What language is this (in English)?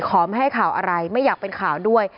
Thai